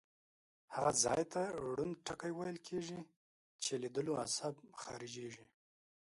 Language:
Pashto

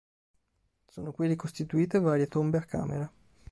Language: Italian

